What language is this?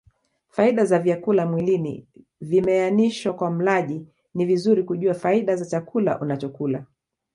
Swahili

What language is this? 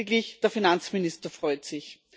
German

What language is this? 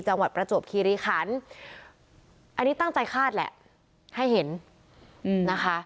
Thai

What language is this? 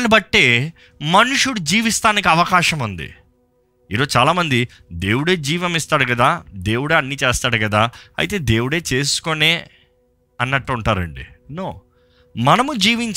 Telugu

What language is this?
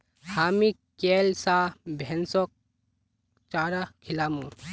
Magahi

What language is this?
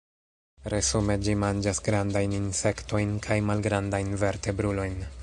Esperanto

